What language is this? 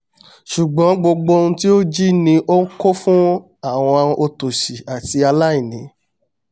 Yoruba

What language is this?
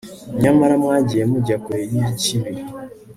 Kinyarwanda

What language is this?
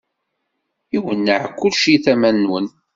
Kabyle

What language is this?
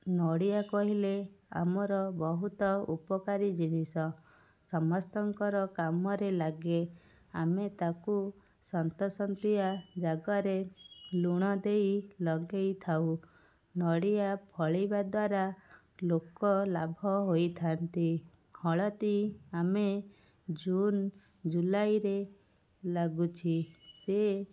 Odia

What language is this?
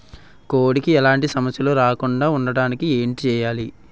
Telugu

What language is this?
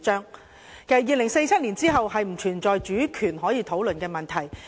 Cantonese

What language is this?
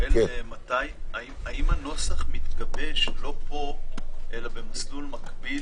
Hebrew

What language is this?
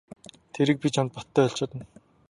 Mongolian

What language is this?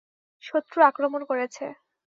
Bangla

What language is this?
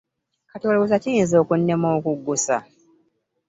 Ganda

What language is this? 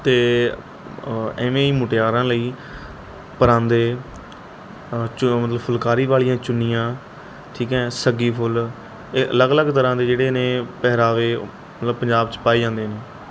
Punjabi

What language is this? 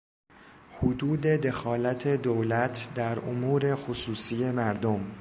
Persian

